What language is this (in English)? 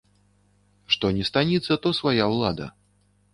Belarusian